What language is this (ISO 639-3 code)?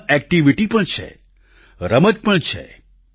guj